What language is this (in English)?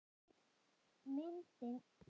Icelandic